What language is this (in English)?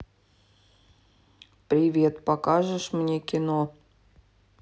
Russian